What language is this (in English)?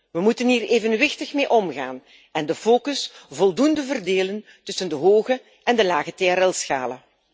Dutch